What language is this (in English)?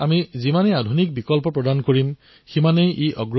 Assamese